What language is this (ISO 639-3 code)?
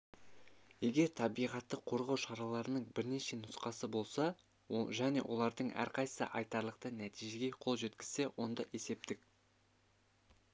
kaz